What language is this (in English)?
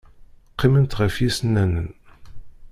Kabyle